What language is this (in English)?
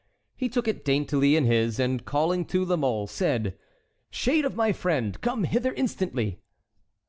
English